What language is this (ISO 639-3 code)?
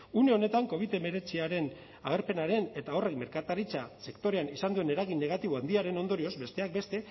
eus